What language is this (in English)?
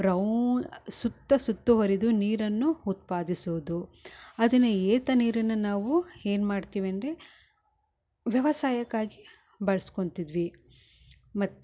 Kannada